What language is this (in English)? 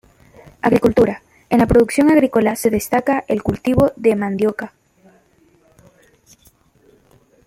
Spanish